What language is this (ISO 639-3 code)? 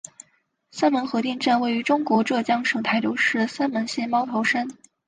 zho